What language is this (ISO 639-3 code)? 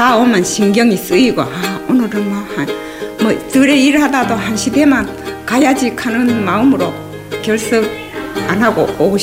kor